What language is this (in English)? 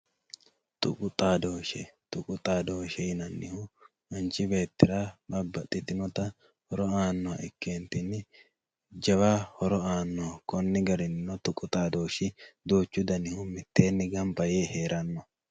Sidamo